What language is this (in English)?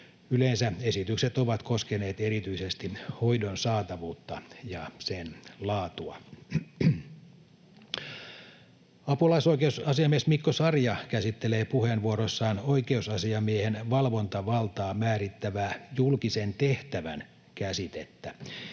Finnish